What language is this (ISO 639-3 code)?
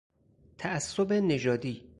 fas